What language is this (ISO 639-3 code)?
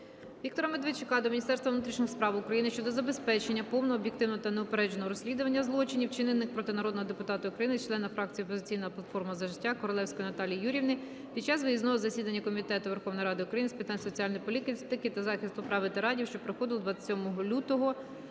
ukr